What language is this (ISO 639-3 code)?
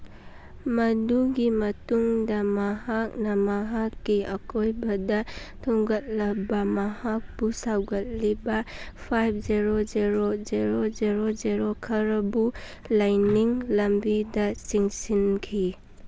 mni